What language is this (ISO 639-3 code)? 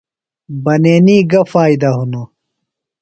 phl